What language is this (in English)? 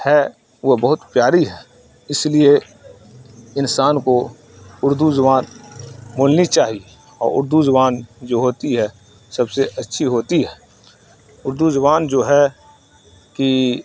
Urdu